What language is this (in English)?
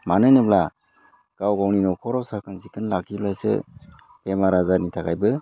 Bodo